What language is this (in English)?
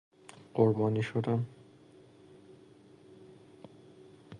Persian